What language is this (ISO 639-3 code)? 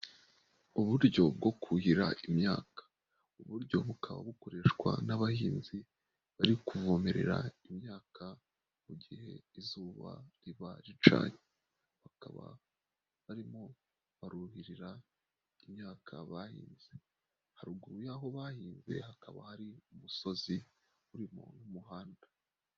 kin